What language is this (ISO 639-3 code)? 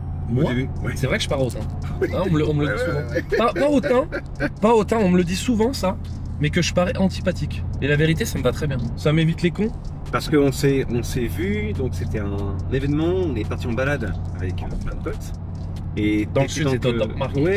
fra